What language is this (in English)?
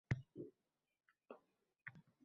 Uzbek